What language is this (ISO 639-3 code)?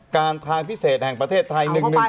tha